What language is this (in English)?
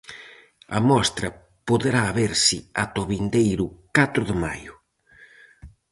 Galician